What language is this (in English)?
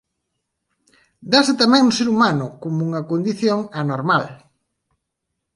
Galician